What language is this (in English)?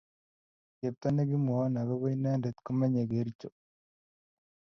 Kalenjin